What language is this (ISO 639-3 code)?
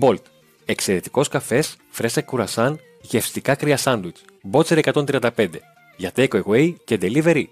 ell